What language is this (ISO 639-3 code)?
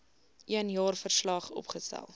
afr